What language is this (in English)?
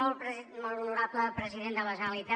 Catalan